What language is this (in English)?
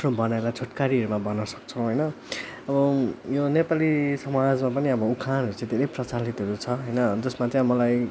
Nepali